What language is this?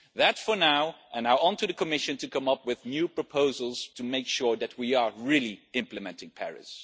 English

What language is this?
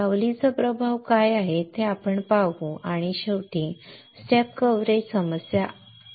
Marathi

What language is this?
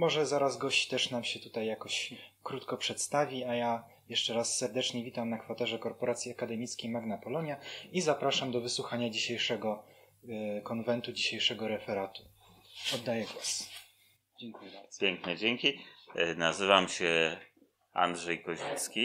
Polish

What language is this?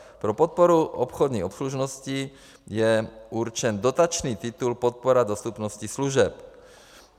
Czech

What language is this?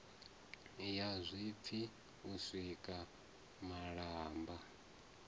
Venda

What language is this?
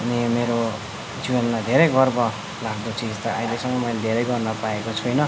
Nepali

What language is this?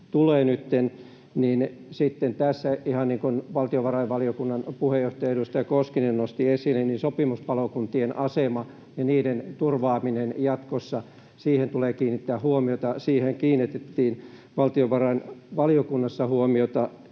Finnish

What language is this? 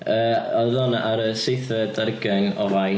Welsh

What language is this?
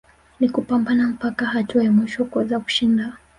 Swahili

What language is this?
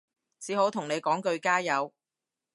Cantonese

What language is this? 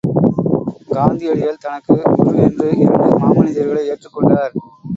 Tamil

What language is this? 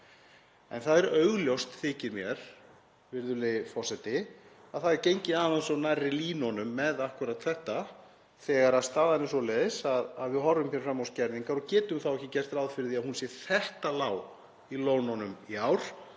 Icelandic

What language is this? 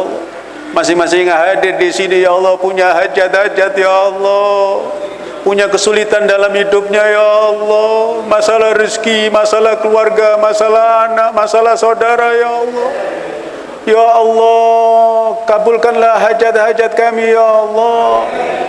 Indonesian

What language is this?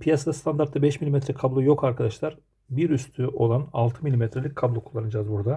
Turkish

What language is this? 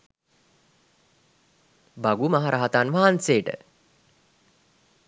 Sinhala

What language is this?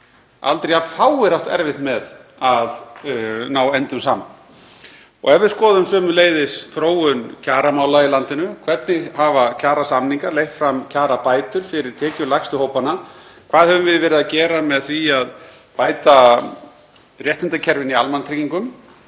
Icelandic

